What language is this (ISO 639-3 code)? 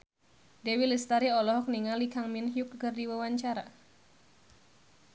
sun